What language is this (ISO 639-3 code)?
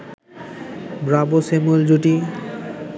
ben